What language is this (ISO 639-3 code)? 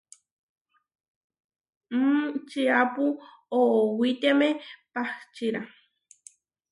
var